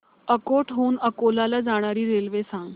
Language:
Marathi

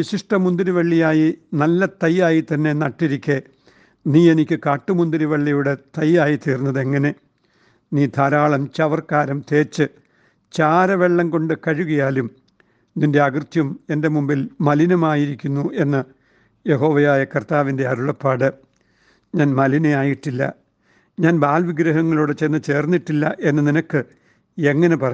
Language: Malayalam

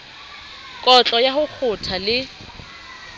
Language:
Southern Sotho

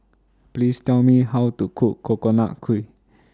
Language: English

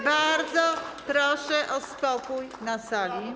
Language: Polish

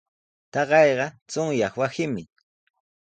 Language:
Sihuas Ancash Quechua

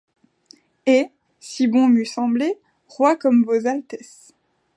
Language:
French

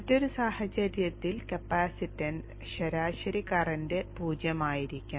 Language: Malayalam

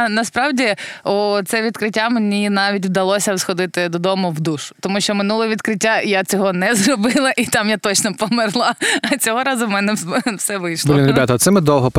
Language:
Ukrainian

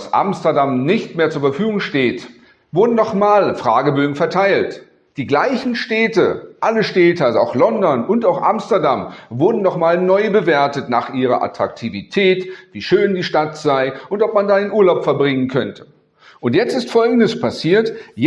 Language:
German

